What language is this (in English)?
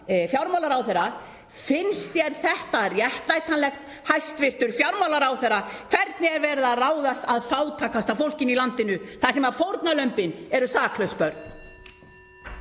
Icelandic